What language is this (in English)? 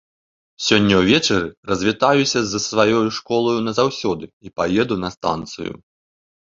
Belarusian